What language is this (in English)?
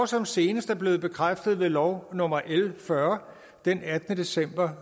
Danish